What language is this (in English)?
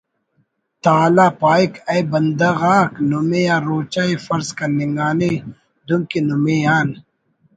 Brahui